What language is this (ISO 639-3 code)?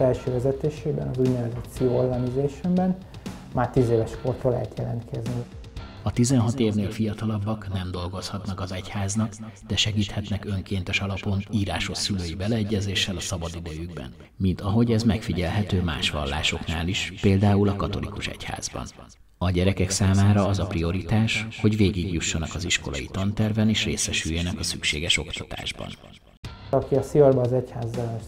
hun